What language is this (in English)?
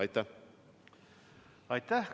Estonian